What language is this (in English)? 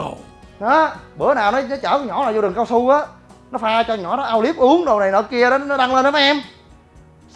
Vietnamese